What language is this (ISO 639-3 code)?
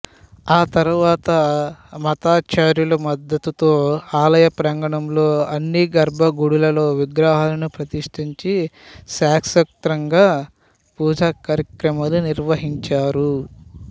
tel